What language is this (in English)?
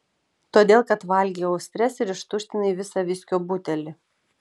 Lithuanian